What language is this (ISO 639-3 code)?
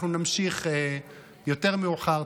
heb